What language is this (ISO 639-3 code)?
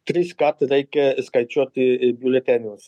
lit